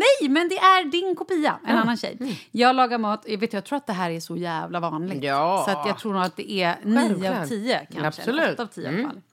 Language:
Swedish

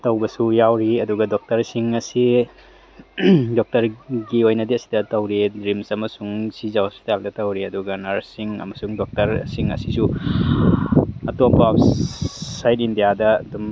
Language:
Manipuri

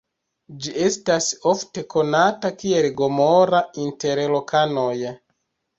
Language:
Esperanto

